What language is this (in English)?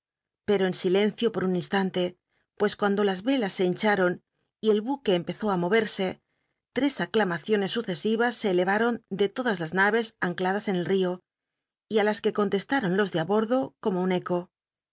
Spanish